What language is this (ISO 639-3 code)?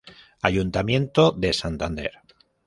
spa